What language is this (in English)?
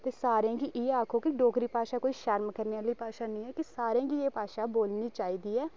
Dogri